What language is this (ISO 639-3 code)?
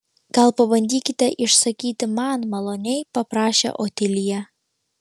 lit